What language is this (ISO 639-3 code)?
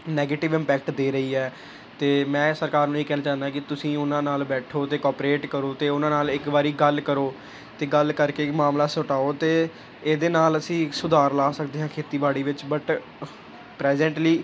pan